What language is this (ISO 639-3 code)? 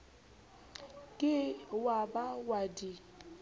sot